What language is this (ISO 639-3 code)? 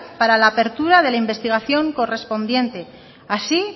spa